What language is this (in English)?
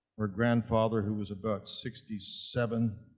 English